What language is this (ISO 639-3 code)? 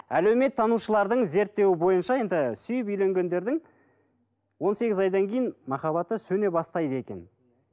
kaz